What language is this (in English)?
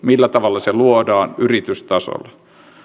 Finnish